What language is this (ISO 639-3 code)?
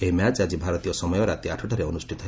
ori